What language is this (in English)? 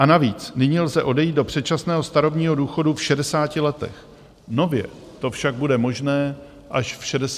Czech